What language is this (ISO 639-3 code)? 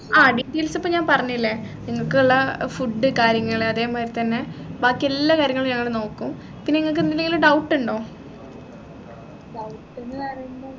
mal